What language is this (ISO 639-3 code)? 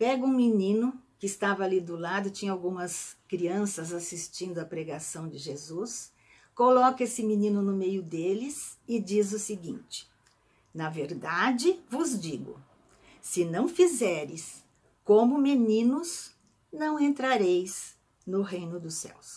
por